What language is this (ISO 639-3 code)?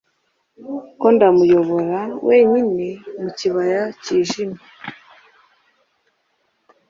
kin